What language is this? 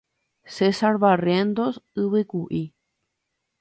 Guarani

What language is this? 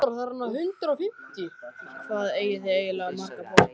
Icelandic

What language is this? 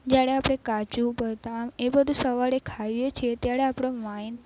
Gujarati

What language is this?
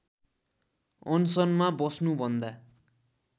Nepali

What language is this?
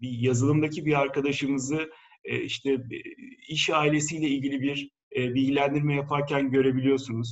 Turkish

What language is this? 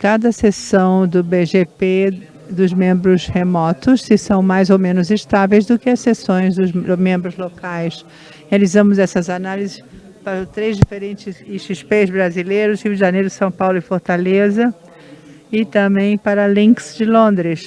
Portuguese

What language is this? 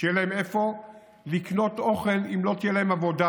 Hebrew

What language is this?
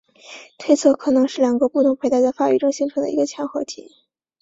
Chinese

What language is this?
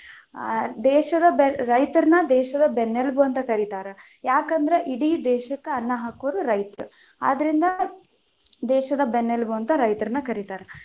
Kannada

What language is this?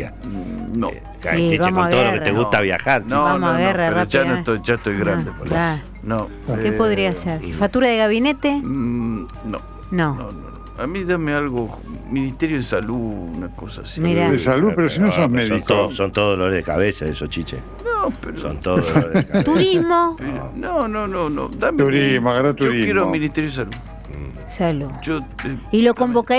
Spanish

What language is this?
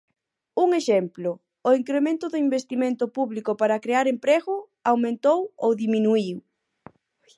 Galician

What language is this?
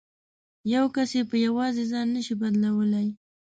Pashto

